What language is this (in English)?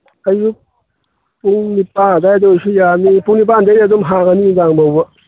Manipuri